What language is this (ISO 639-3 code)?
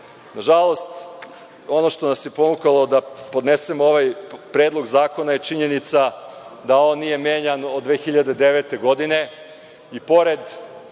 srp